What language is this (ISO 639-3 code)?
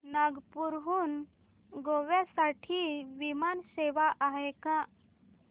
mar